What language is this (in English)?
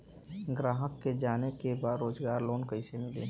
Bhojpuri